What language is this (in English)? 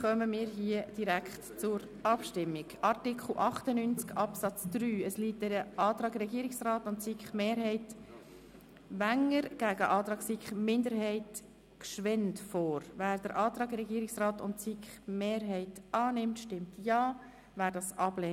Swiss German